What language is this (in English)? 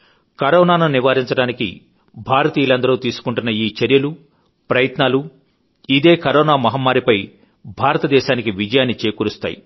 Telugu